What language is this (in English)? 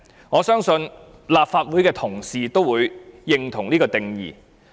Cantonese